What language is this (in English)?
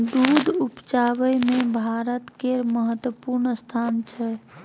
Maithili